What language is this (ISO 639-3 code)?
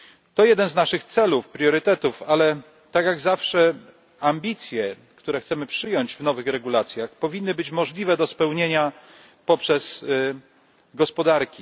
pol